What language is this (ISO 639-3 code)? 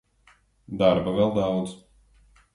lav